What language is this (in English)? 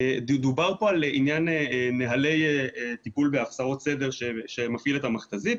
Hebrew